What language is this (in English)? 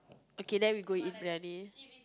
English